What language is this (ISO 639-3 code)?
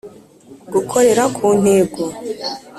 kin